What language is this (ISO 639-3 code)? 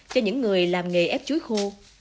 vie